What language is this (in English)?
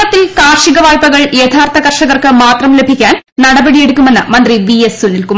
Malayalam